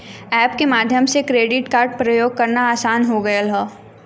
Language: Bhojpuri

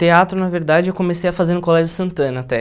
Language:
Portuguese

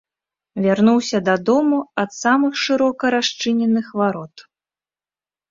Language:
Belarusian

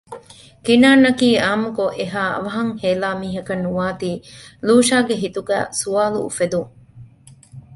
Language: Divehi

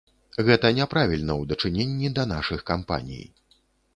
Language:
Belarusian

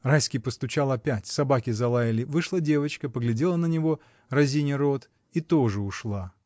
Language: Russian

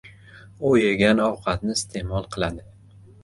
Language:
Uzbek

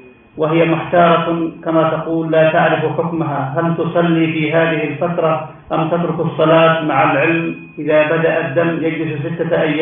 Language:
Arabic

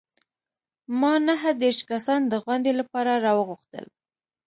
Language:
Pashto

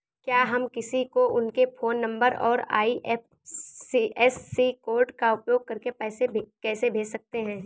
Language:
Hindi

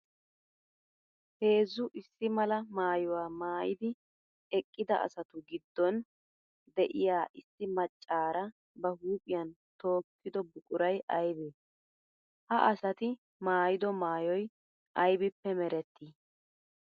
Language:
Wolaytta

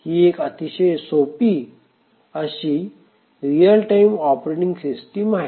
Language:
Marathi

